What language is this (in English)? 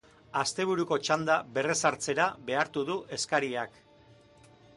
Basque